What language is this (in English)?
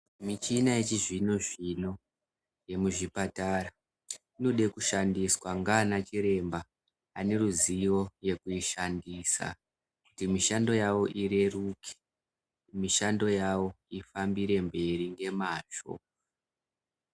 Ndau